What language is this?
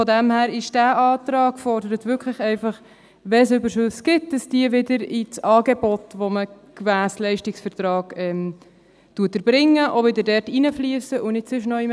Swiss German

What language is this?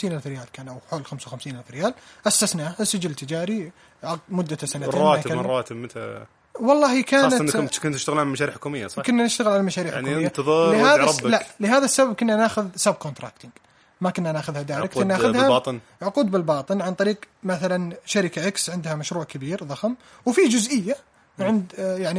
Arabic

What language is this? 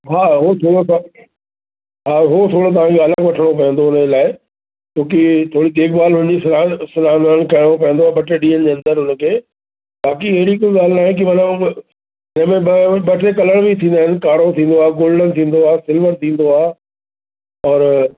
Sindhi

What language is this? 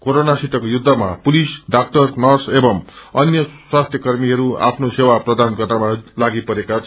Nepali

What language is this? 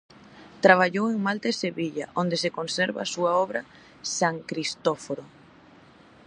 Galician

